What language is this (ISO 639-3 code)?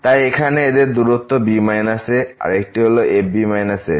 ben